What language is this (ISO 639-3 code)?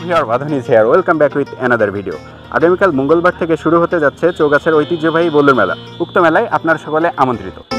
ben